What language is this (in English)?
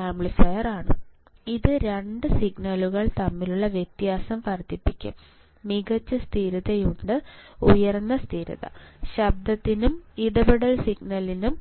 Malayalam